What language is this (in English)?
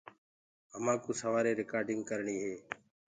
Gurgula